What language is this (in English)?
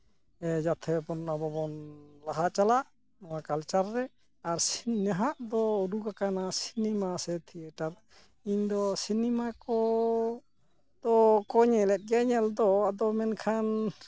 Santali